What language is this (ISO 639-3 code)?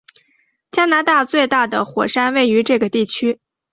zho